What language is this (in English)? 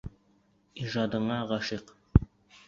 Bashkir